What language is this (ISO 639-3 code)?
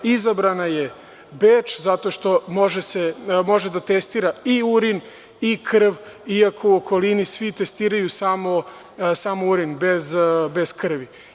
srp